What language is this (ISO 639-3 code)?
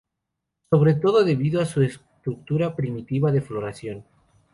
spa